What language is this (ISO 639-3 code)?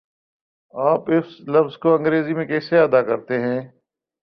urd